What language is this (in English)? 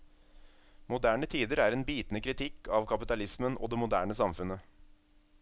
Norwegian